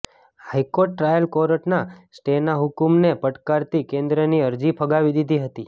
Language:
Gujarati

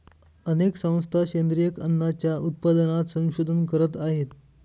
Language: Marathi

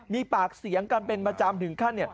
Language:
Thai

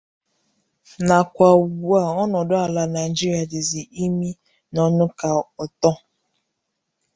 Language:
Igbo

